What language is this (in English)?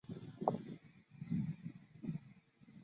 Chinese